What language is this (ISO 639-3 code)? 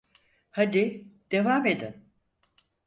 tur